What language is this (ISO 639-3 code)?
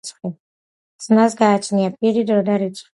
kat